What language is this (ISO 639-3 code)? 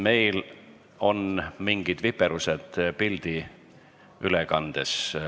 est